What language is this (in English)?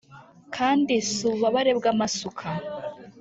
Kinyarwanda